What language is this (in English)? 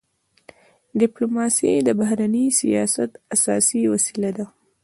Pashto